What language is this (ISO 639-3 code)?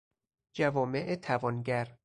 fas